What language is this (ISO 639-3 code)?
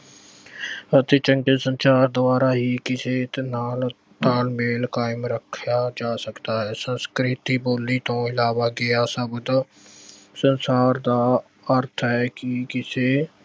pan